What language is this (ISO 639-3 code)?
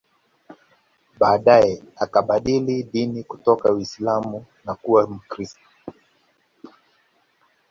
swa